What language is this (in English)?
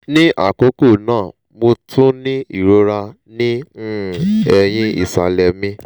Yoruba